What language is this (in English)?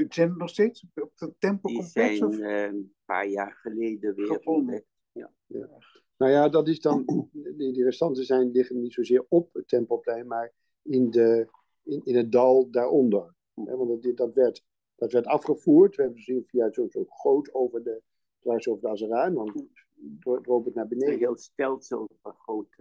Dutch